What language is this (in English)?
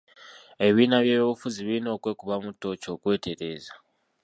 Ganda